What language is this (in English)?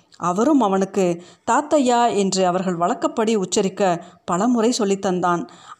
Tamil